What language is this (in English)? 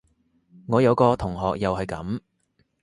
Cantonese